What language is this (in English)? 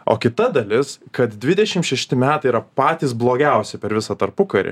Lithuanian